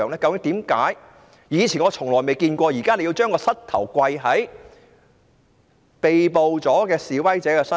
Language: Cantonese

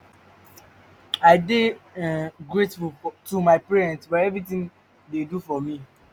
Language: Nigerian Pidgin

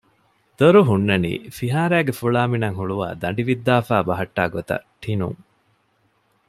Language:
Divehi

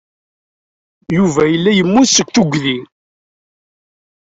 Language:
Kabyle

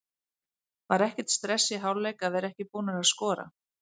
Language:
Icelandic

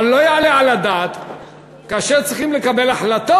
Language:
Hebrew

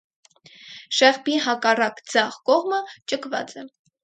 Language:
Armenian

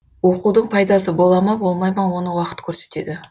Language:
Kazakh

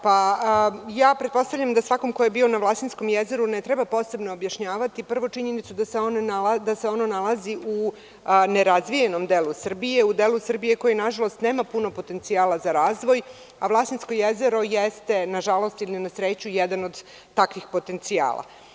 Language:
Serbian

